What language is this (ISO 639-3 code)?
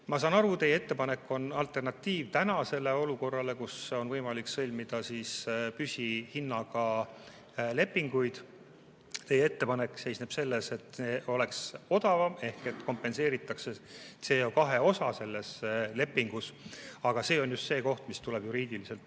est